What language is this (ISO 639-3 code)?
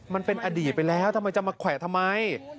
tha